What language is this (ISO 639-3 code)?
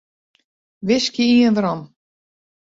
fry